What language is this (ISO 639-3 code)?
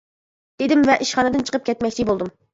uig